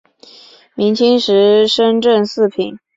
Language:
Chinese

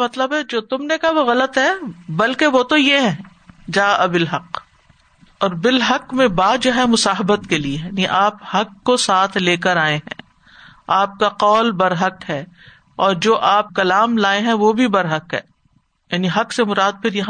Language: Urdu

